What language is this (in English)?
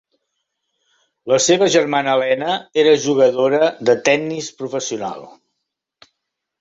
Catalan